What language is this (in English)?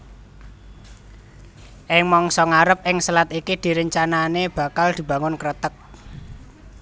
Javanese